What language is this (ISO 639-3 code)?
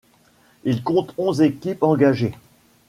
fra